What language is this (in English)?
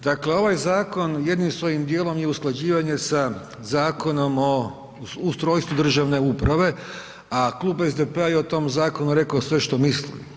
Croatian